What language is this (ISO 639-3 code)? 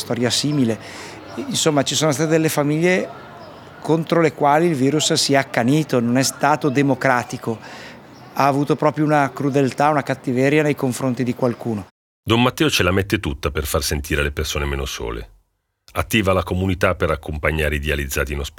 ita